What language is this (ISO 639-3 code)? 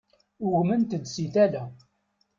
kab